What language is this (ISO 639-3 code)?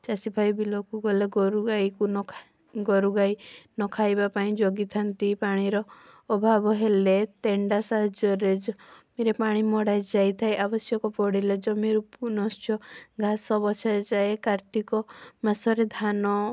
ori